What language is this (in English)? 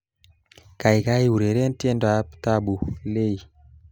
Kalenjin